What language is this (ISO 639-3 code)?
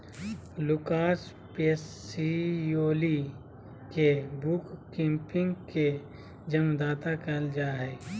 mag